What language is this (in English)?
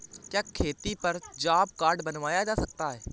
Hindi